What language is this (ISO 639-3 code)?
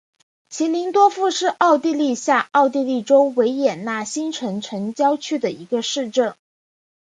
zho